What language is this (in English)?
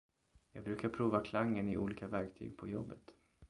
Swedish